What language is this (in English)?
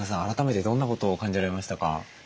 Japanese